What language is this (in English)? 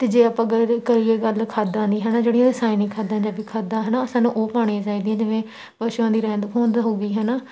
Punjabi